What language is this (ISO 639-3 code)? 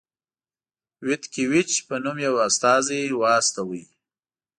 pus